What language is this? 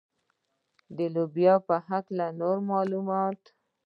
Pashto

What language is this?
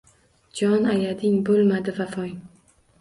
Uzbek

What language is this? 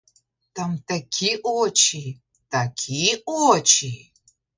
Ukrainian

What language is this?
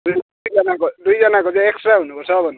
Nepali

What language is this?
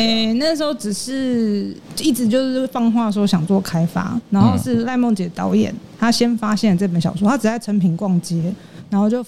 Chinese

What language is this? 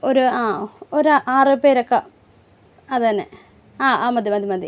Malayalam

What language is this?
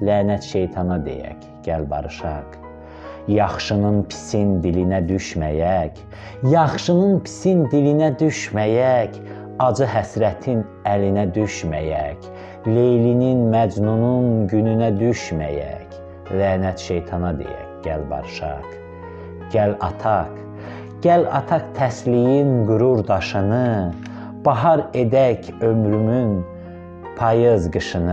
Turkish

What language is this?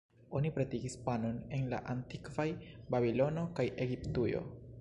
Esperanto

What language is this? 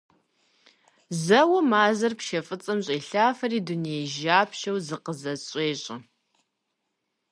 Kabardian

